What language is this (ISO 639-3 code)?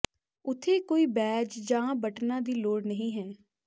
pan